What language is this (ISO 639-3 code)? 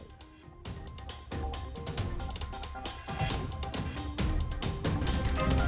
ind